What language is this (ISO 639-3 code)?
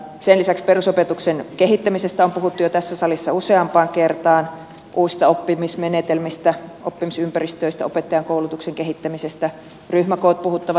fin